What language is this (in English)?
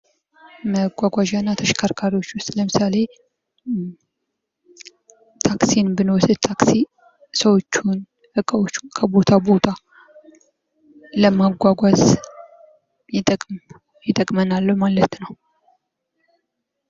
Amharic